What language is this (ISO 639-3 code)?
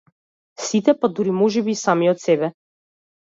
mkd